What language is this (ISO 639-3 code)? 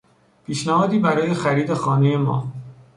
fas